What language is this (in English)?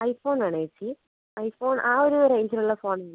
Malayalam